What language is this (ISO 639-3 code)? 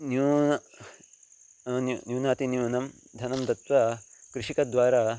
san